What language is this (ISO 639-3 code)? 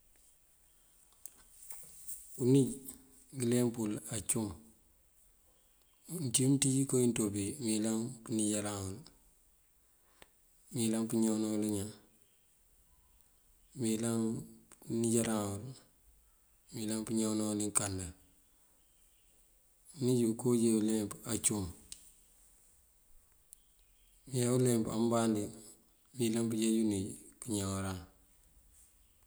mfv